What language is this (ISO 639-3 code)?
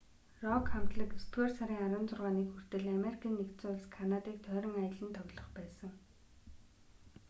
mon